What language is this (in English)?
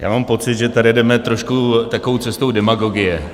Czech